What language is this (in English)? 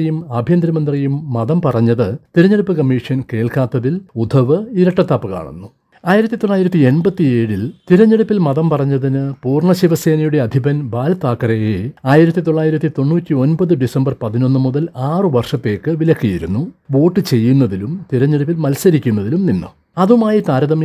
Malayalam